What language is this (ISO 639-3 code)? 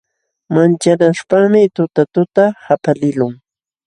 qxw